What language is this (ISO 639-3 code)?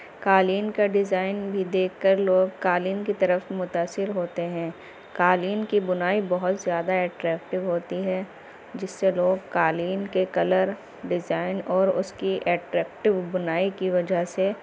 urd